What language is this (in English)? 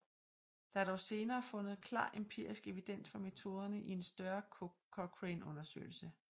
Danish